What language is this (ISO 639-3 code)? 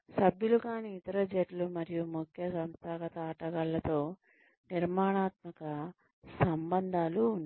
tel